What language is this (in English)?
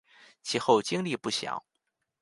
Chinese